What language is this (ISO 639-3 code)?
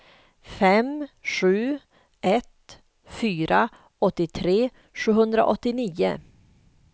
swe